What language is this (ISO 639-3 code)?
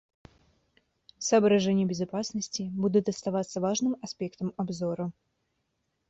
rus